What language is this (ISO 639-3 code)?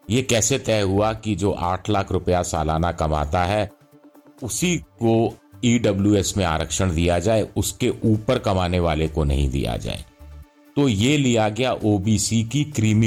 hin